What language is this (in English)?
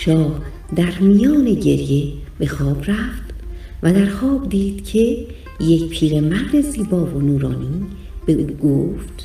Persian